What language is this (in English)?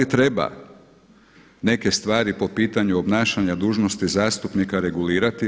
Croatian